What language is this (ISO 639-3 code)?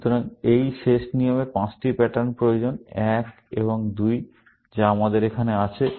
ben